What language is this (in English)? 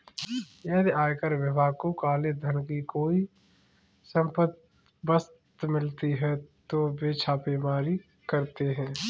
Hindi